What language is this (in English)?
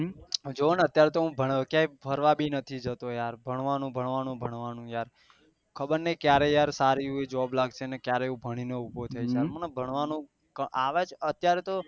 Gujarati